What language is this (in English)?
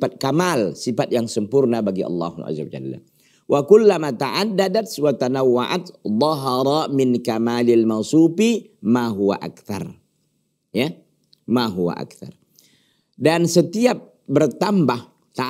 Indonesian